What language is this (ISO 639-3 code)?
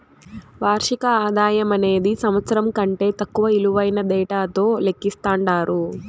tel